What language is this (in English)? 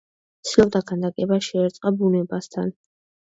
Georgian